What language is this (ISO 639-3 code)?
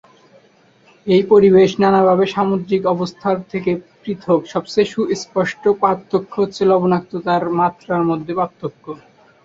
ben